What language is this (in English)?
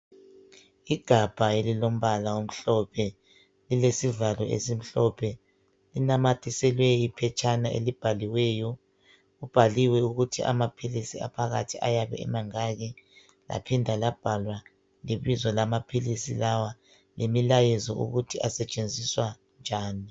North Ndebele